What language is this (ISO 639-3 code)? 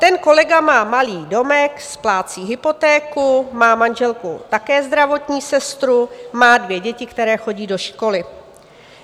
ces